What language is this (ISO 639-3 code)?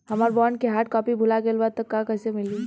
bho